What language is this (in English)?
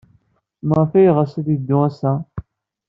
Kabyle